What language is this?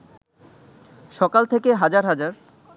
Bangla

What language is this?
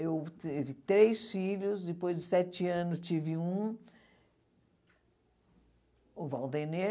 Portuguese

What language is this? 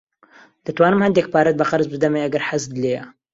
Central Kurdish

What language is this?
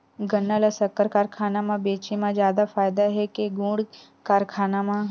Chhattisgarhi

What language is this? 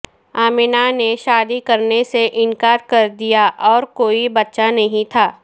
Urdu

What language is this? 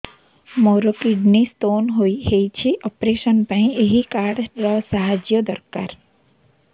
Odia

